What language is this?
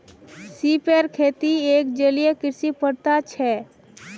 Magahi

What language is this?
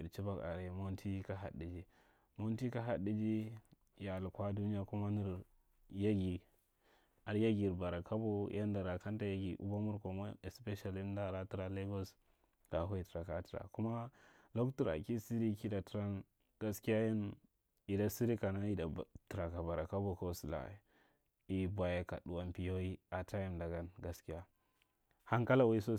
Marghi Central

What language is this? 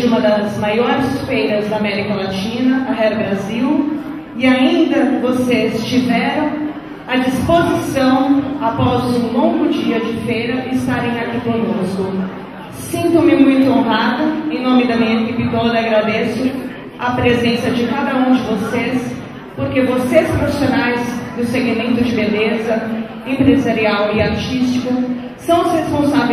Portuguese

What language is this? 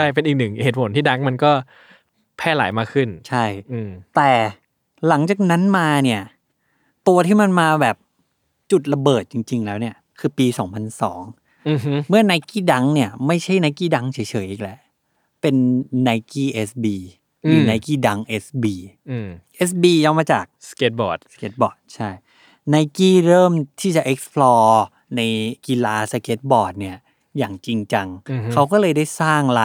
Thai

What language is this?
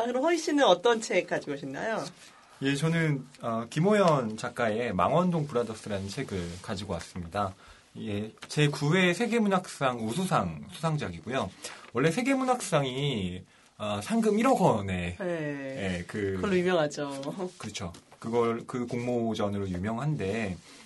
Korean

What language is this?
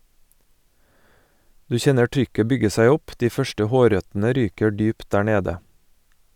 Norwegian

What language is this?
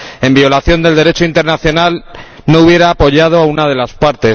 Spanish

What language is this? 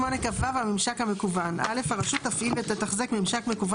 Hebrew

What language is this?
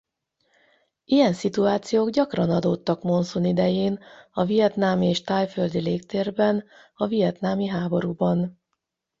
Hungarian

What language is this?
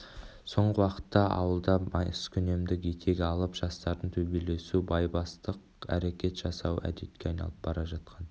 Kazakh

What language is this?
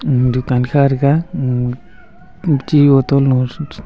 Wancho Naga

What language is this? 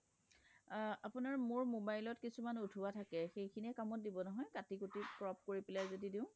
Assamese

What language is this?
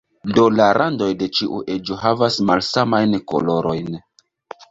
Esperanto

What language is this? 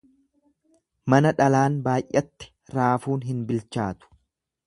Oromo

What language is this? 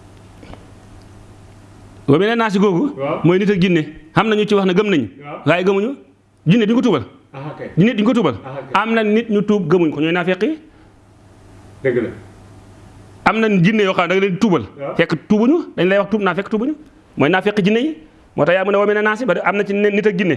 Indonesian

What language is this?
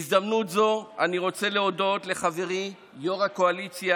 Hebrew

